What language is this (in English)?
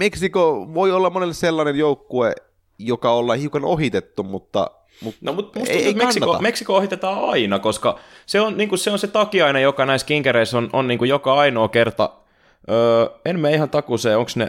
Finnish